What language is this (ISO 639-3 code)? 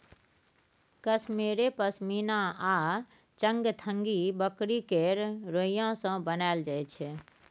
mai